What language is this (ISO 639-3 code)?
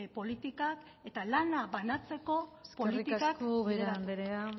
eus